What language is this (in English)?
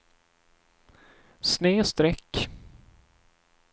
Swedish